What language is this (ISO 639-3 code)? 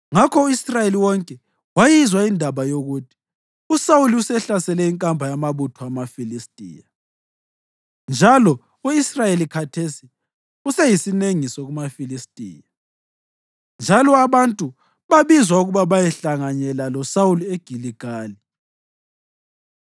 nde